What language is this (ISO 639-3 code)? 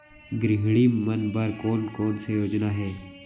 hne